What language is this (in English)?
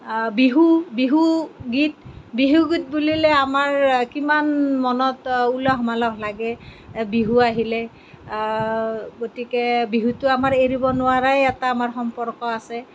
Assamese